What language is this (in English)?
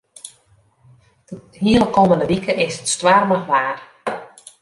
Western Frisian